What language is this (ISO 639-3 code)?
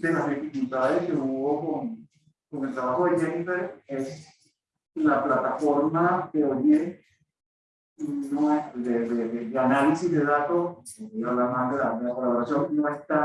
spa